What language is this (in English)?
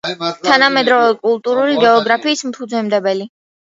Georgian